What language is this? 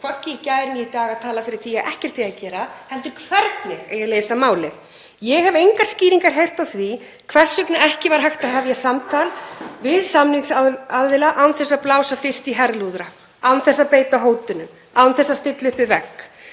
Icelandic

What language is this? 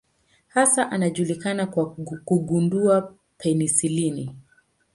Swahili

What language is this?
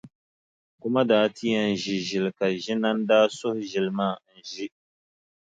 Dagbani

